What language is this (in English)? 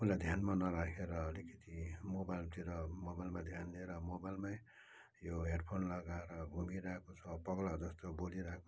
Nepali